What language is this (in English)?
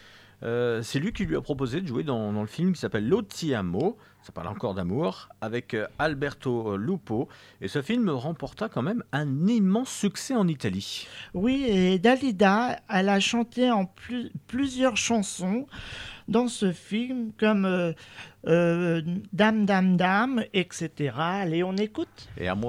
French